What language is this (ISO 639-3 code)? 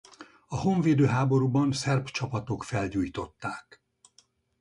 hun